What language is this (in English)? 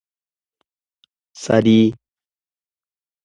Oromo